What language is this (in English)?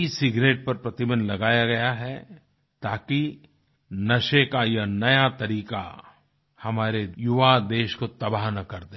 Hindi